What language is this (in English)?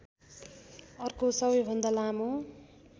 Nepali